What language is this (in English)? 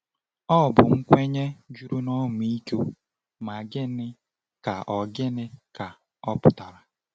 Igbo